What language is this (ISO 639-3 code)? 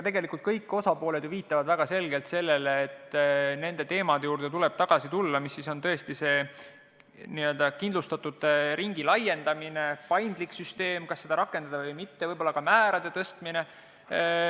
est